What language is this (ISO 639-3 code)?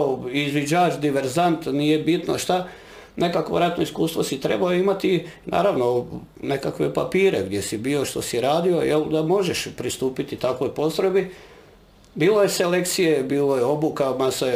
hrv